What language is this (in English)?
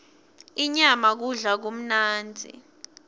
Swati